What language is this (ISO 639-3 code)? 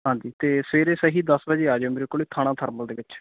pan